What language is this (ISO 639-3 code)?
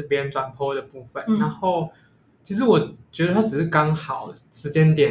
zho